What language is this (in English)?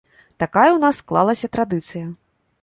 Belarusian